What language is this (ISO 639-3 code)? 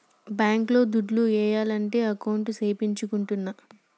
tel